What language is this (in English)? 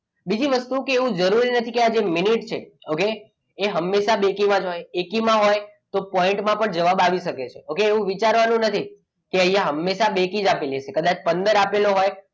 Gujarati